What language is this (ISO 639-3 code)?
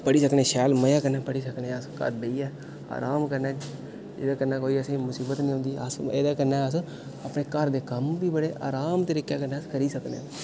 doi